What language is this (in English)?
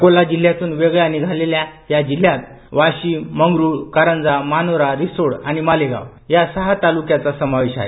Marathi